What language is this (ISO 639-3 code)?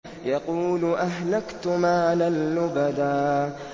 ara